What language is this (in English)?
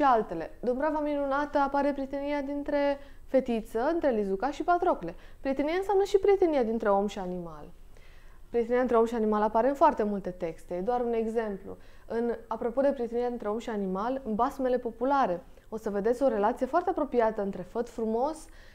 Romanian